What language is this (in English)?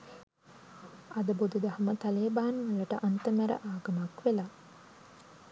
Sinhala